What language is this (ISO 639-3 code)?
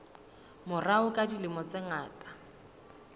sot